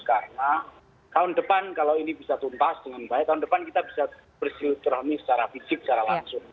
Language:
Indonesian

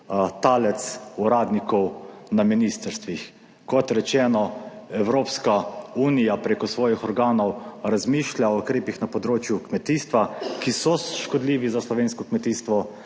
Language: Slovenian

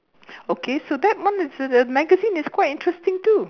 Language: English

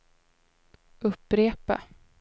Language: Swedish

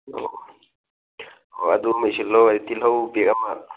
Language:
Manipuri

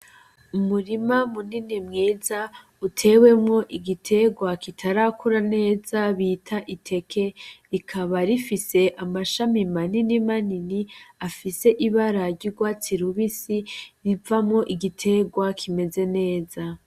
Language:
Rundi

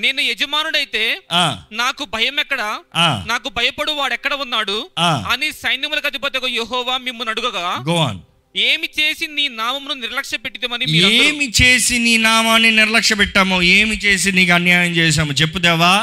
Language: Telugu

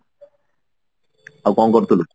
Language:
Odia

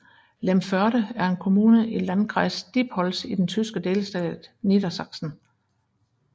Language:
Danish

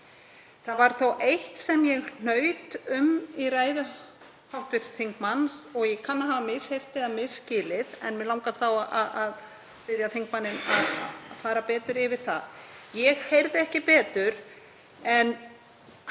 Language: Icelandic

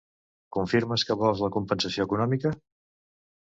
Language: Catalan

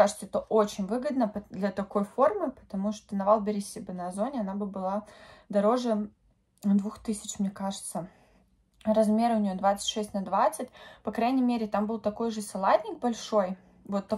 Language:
Russian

